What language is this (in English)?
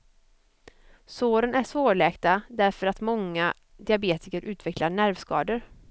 Swedish